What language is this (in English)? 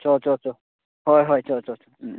Manipuri